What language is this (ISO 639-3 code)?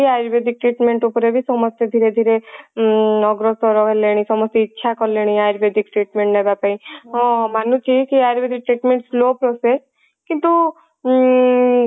ori